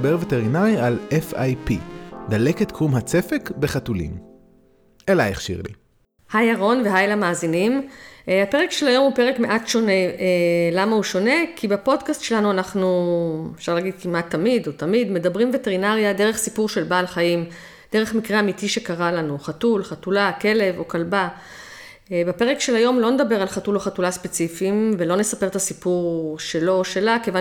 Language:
Hebrew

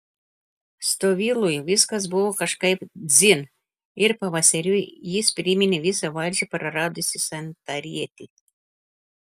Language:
Lithuanian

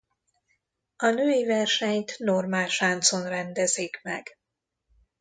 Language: Hungarian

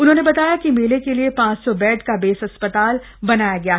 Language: Hindi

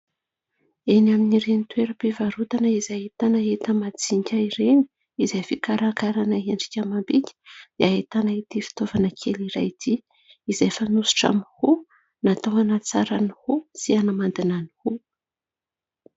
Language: Malagasy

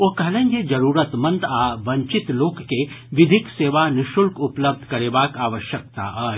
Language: Maithili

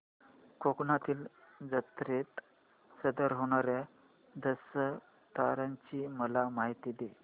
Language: Marathi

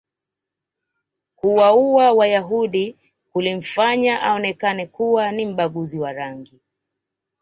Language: Swahili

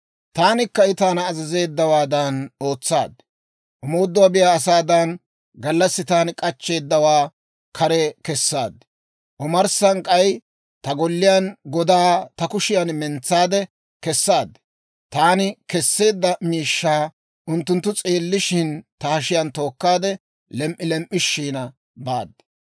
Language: Dawro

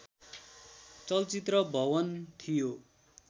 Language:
Nepali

